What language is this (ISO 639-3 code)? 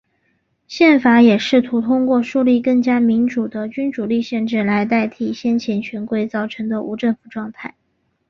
zho